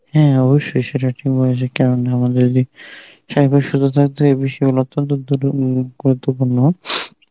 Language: Bangla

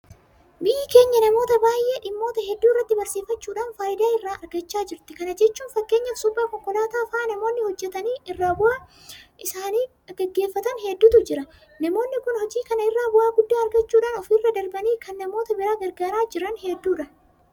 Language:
Oromo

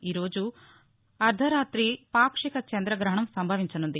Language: Telugu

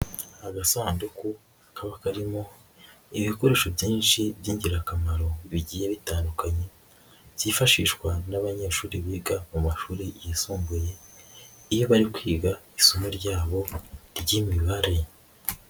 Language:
Kinyarwanda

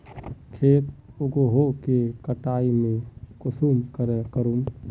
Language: Magahi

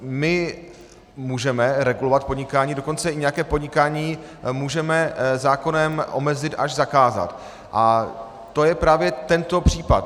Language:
Czech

